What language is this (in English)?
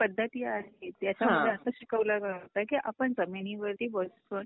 Marathi